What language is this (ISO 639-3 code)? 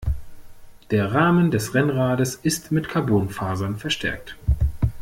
deu